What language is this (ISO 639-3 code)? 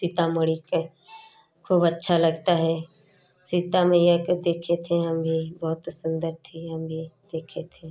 hin